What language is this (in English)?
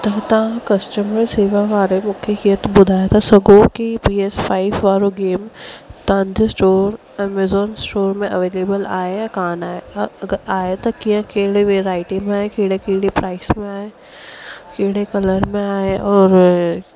Sindhi